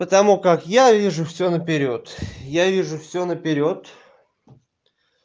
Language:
Russian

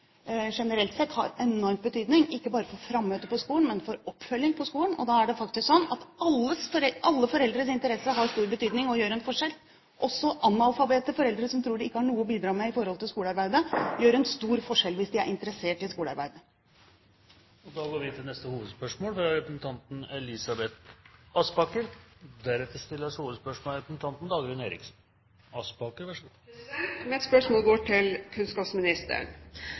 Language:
Norwegian Bokmål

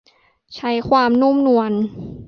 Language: Thai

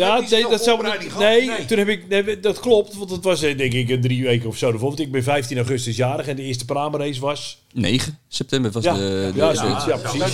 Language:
Dutch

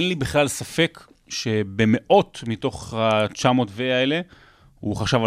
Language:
Hebrew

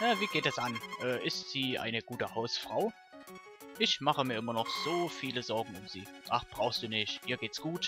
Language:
German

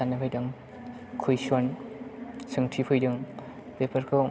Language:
Bodo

